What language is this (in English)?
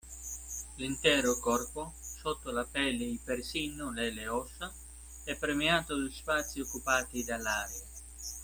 Italian